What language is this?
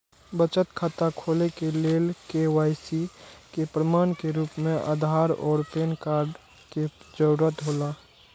Maithili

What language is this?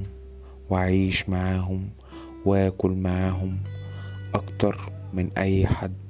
Arabic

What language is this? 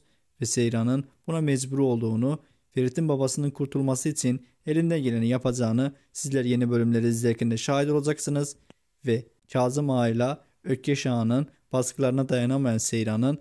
Turkish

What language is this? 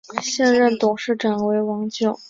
Chinese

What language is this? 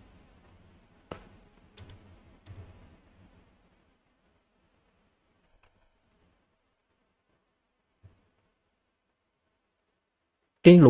Vietnamese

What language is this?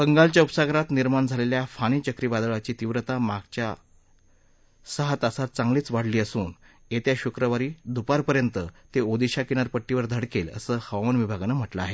Marathi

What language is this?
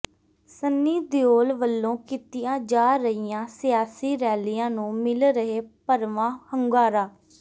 Punjabi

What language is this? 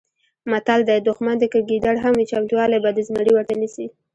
Pashto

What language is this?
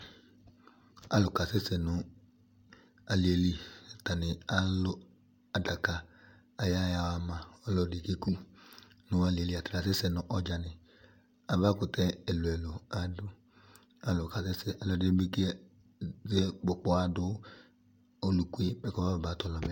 Ikposo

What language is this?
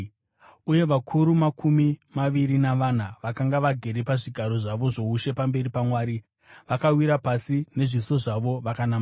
Shona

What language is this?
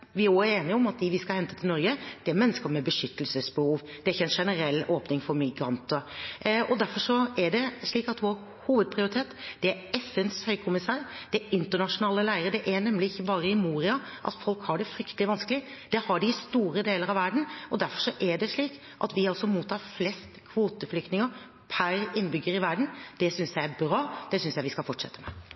Norwegian Bokmål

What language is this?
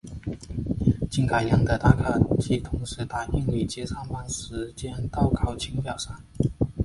Chinese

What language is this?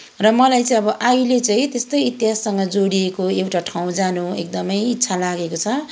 Nepali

